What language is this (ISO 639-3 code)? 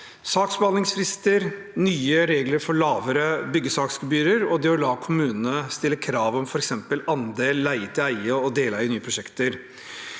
nor